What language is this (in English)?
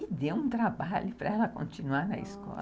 Portuguese